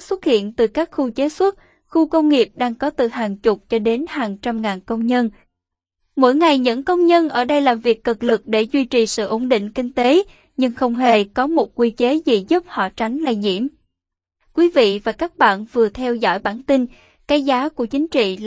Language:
Vietnamese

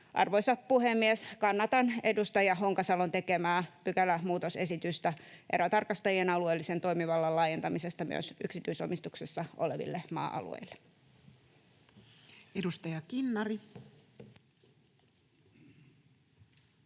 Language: Finnish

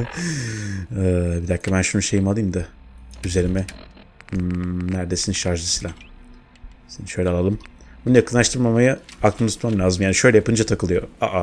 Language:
Turkish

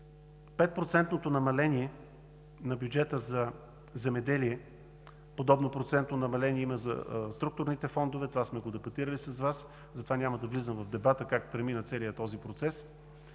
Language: Bulgarian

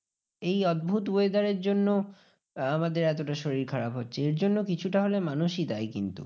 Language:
Bangla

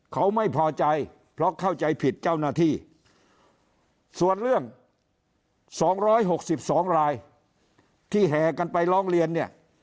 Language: Thai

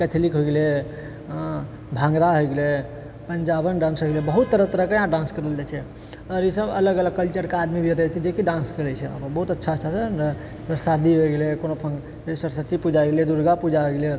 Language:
Maithili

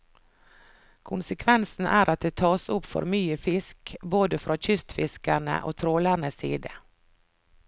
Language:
Norwegian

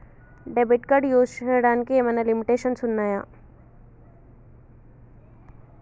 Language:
Telugu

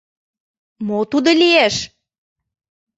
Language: Mari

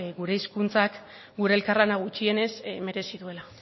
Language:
Basque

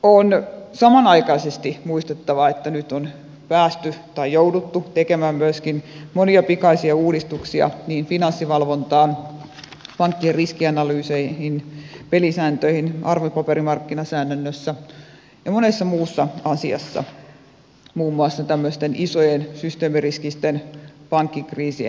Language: Finnish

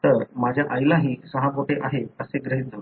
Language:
Marathi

